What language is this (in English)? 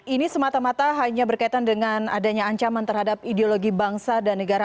Indonesian